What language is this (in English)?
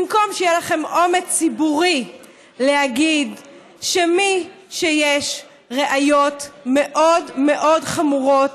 Hebrew